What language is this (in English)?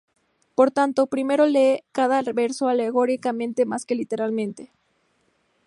Spanish